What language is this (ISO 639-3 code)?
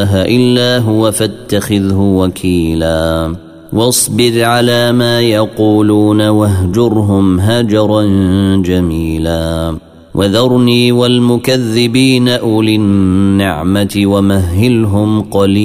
ara